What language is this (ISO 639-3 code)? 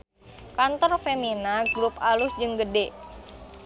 sun